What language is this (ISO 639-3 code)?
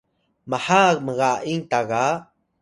tay